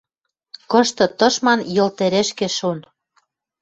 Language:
Western Mari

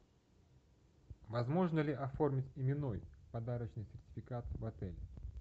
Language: Russian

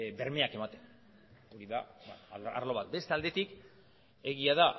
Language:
Basque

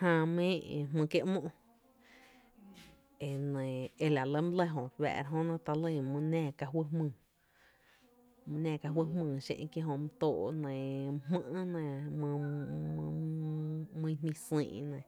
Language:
Tepinapa Chinantec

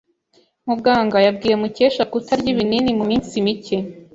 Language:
Kinyarwanda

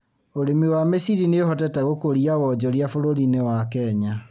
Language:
Kikuyu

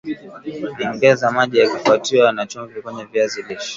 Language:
Swahili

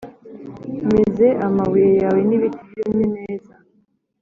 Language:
Kinyarwanda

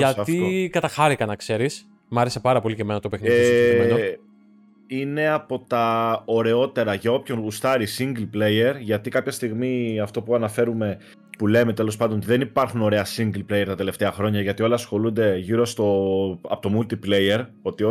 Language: Greek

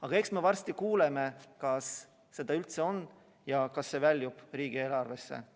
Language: Estonian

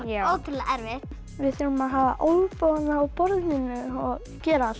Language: Icelandic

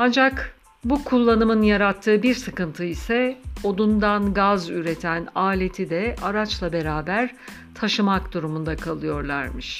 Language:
Turkish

